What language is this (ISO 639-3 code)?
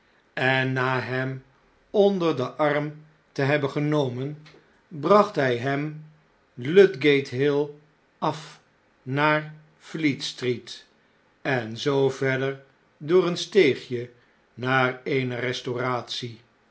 nld